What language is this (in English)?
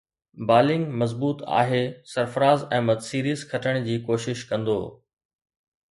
Sindhi